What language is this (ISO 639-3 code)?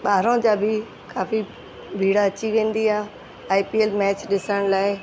snd